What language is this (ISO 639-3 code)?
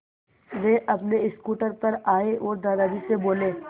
hin